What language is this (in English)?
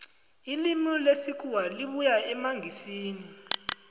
South Ndebele